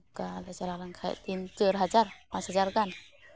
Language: Santali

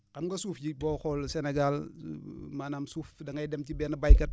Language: Wolof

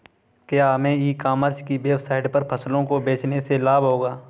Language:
Hindi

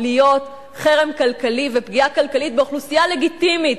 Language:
Hebrew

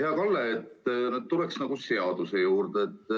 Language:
Estonian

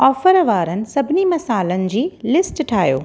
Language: Sindhi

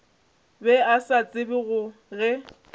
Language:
Northern Sotho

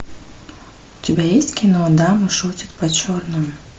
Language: Russian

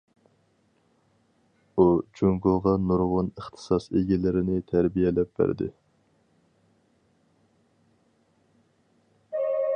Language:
Uyghur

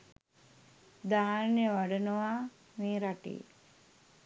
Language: Sinhala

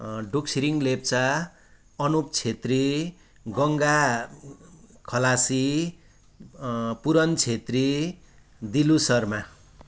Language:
Nepali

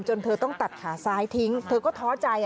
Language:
Thai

